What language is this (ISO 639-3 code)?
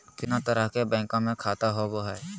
mag